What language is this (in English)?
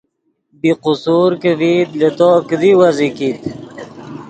Yidgha